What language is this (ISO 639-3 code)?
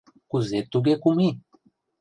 chm